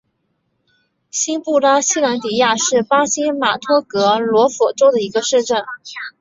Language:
Chinese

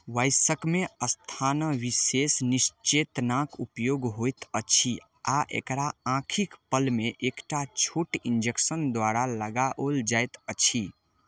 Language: Maithili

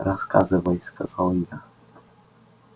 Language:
Russian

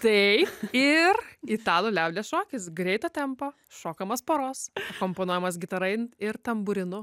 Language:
Lithuanian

